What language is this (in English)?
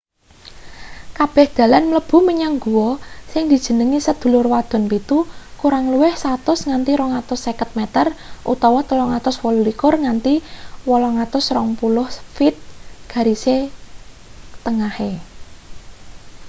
Javanese